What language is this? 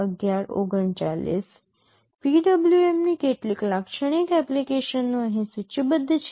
Gujarati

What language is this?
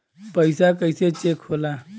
Bhojpuri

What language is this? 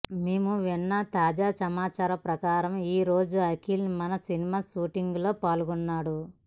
Telugu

